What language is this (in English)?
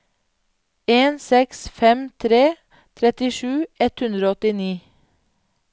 Norwegian